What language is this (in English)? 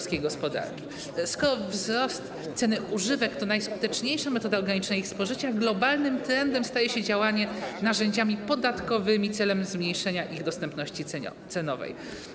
Polish